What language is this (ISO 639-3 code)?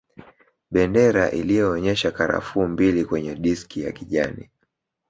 swa